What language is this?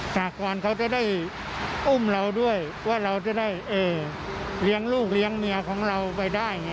Thai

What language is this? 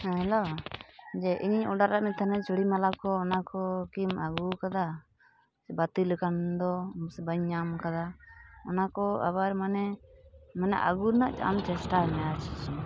Santali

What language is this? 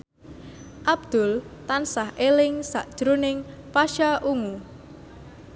Javanese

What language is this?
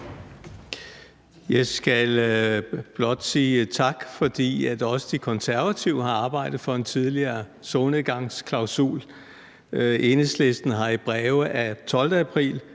Danish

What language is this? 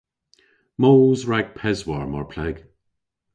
Cornish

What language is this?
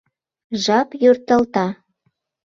Mari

